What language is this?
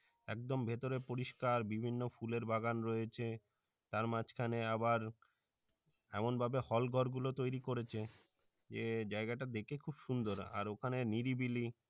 Bangla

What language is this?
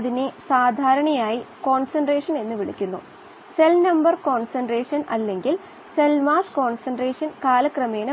Malayalam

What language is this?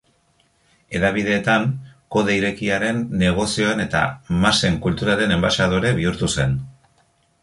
Basque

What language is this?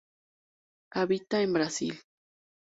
Spanish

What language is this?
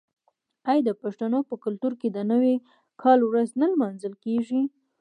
Pashto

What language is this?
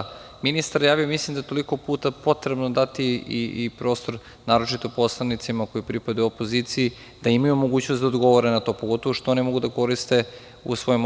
Serbian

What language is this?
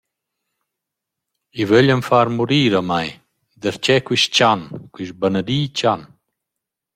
Romansh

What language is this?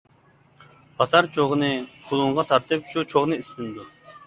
Uyghur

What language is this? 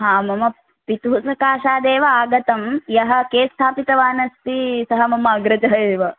Sanskrit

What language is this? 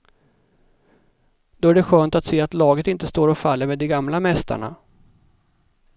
Swedish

